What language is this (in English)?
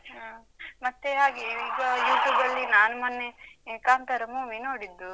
Kannada